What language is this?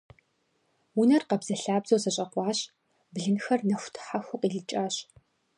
Kabardian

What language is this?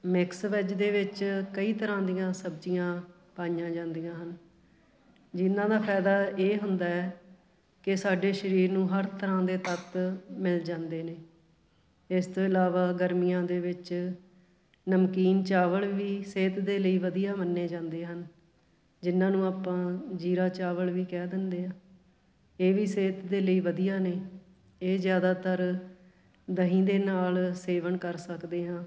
Punjabi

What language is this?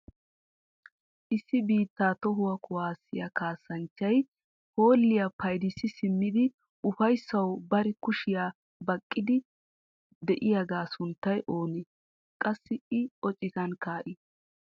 Wolaytta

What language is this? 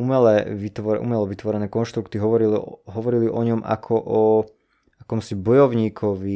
Slovak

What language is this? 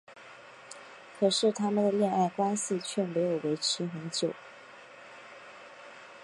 Chinese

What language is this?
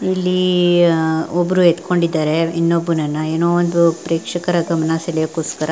Kannada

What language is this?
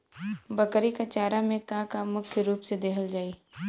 Bhojpuri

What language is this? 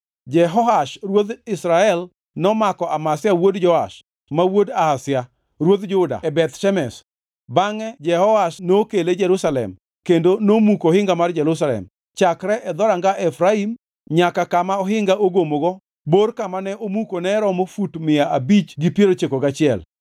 Luo (Kenya and Tanzania)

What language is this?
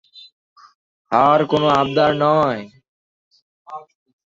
Bangla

